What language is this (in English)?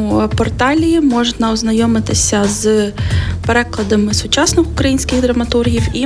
Ukrainian